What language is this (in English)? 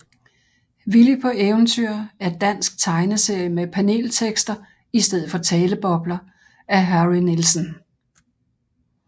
Danish